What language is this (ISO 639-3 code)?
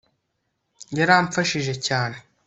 kin